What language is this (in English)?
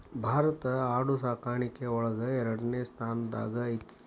Kannada